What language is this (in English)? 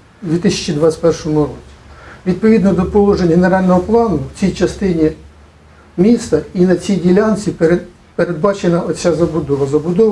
Ukrainian